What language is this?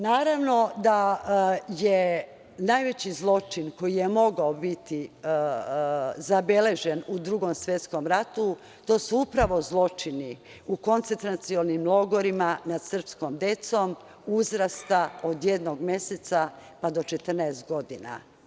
Serbian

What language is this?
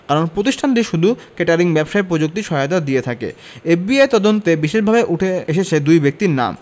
Bangla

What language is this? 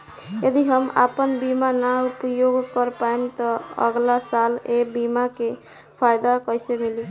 Bhojpuri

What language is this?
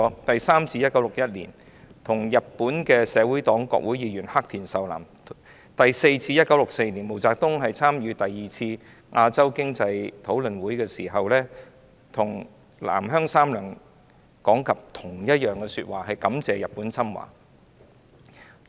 Cantonese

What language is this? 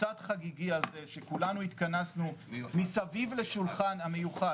Hebrew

